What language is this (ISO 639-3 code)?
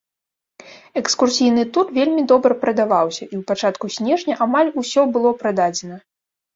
bel